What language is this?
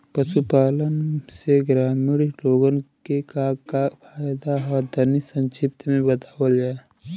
Bhojpuri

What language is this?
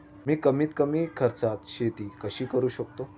Marathi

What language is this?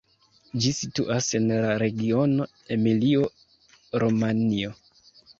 Esperanto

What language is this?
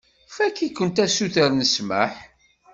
Kabyle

